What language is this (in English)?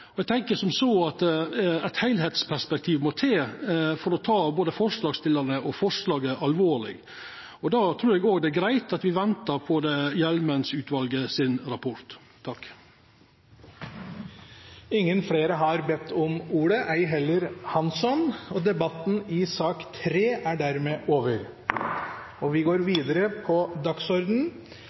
Norwegian